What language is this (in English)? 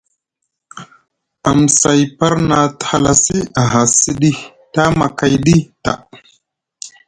Musgu